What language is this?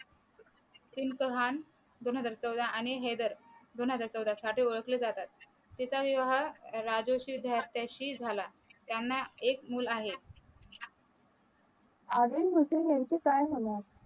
Marathi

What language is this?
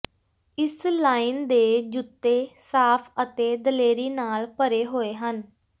Punjabi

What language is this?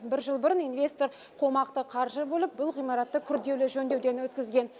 Kazakh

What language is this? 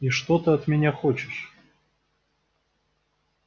Russian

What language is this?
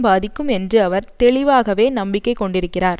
Tamil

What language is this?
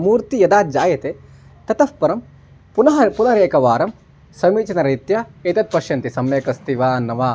Sanskrit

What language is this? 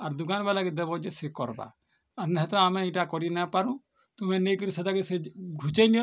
Odia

